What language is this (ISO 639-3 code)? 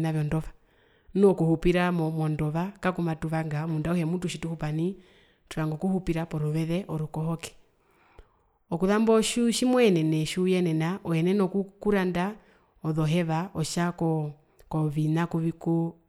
her